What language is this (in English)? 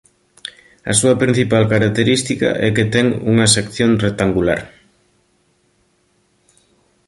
Galician